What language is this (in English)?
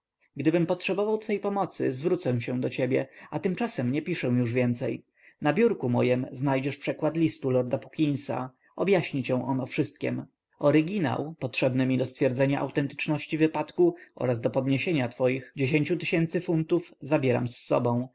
Polish